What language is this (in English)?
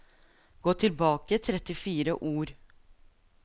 Norwegian